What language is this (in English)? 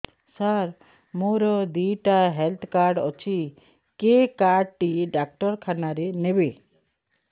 Odia